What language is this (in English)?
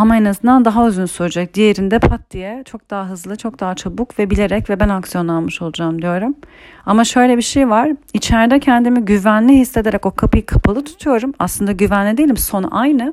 Turkish